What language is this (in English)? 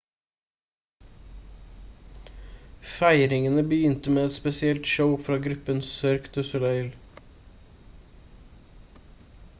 Norwegian Bokmål